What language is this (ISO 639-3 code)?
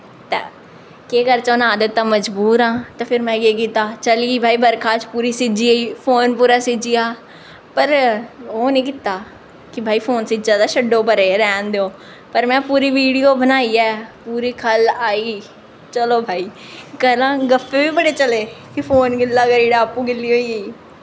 doi